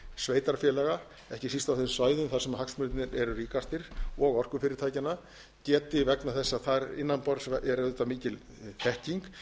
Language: Icelandic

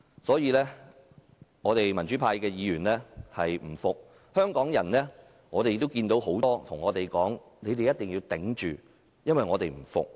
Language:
Cantonese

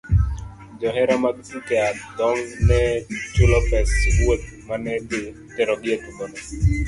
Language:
Luo (Kenya and Tanzania)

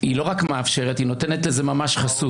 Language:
Hebrew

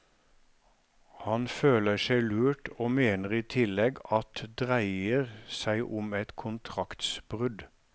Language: Norwegian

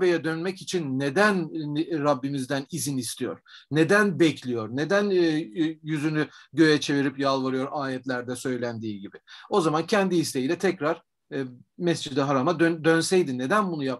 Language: Turkish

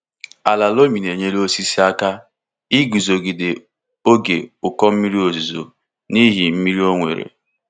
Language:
Igbo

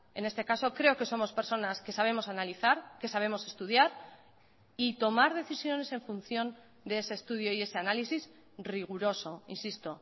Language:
Spanish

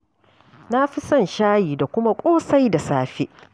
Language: Hausa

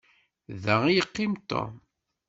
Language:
Kabyle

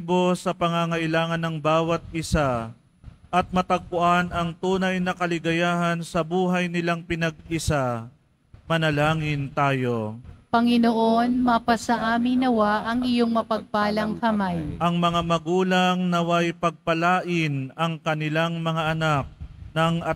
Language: Filipino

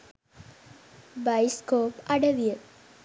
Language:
Sinhala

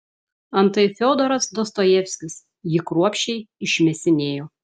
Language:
Lithuanian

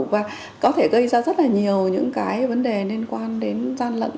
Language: Vietnamese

